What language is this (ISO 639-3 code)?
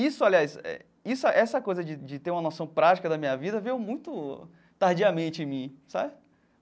por